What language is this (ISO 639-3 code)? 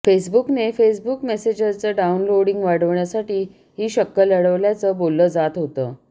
mar